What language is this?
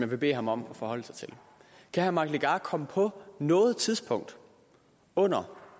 Danish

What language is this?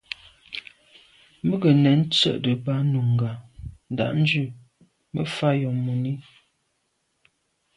Medumba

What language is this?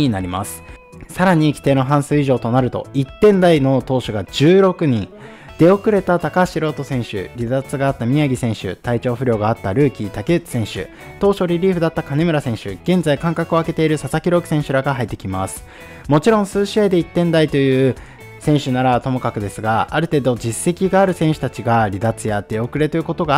Japanese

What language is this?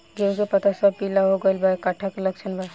Bhojpuri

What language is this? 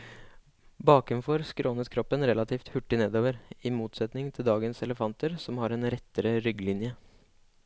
Norwegian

